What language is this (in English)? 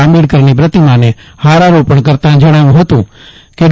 Gujarati